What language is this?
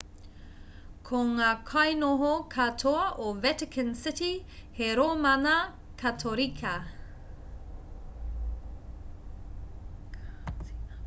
Māori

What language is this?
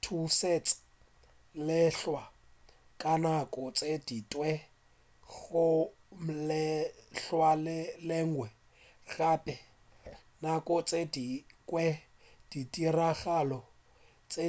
Northern Sotho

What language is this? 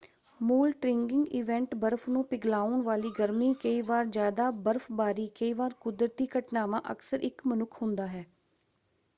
Punjabi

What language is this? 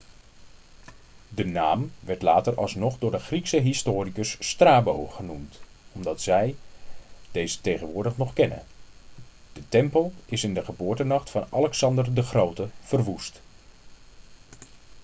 Dutch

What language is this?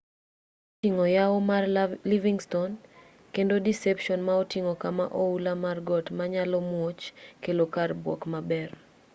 Luo (Kenya and Tanzania)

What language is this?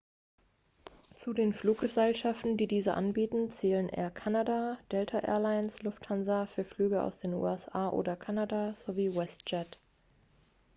German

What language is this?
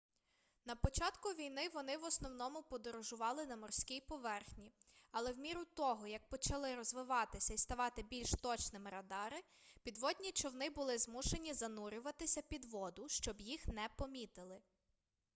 Ukrainian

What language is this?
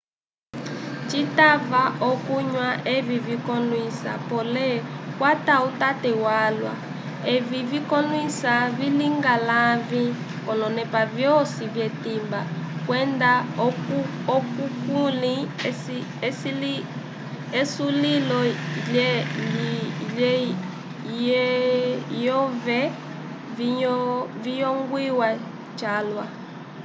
Umbundu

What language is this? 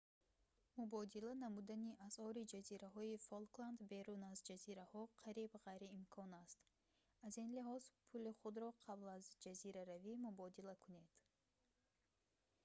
Tajik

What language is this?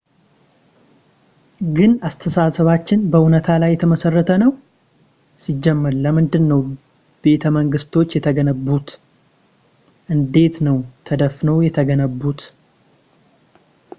Amharic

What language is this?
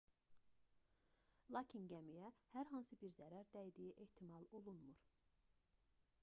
Azerbaijani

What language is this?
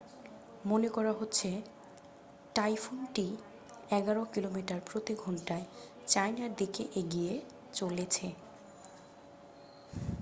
Bangla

